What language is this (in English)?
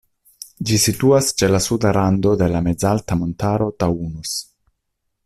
Esperanto